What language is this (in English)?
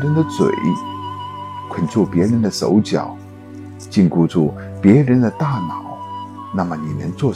Chinese